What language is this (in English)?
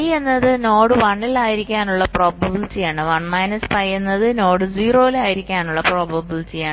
Malayalam